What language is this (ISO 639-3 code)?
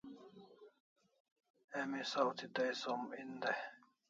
kls